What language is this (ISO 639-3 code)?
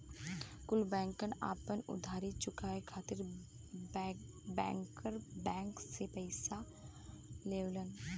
bho